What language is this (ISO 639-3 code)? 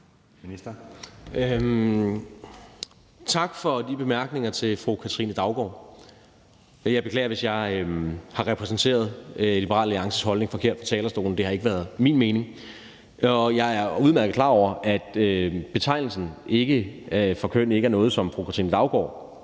dan